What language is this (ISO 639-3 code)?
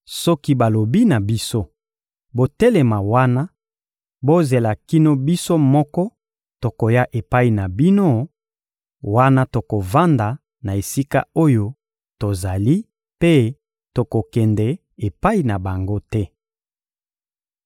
lin